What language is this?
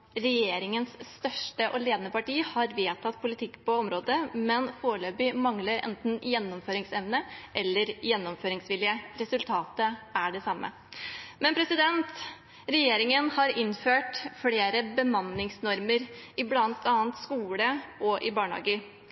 Norwegian Bokmål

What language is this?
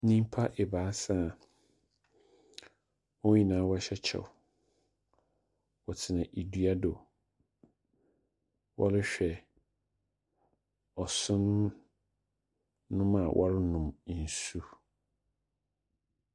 Akan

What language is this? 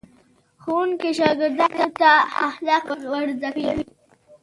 Pashto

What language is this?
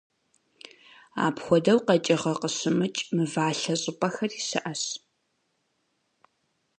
Kabardian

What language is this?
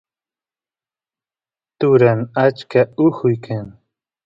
Santiago del Estero Quichua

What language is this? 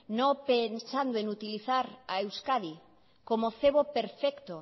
Spanish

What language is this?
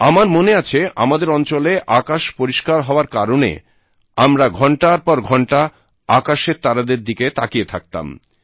Bangla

